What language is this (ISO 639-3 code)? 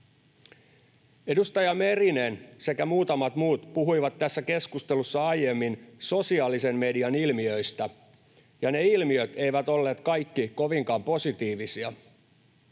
fin